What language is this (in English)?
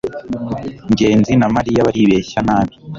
Kinyarwanda